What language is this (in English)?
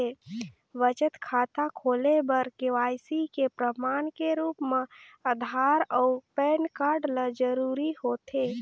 Chhattisgarhi